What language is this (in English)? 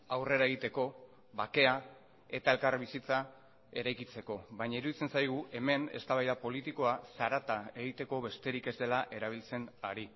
Basque